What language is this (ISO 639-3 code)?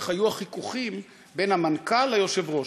heb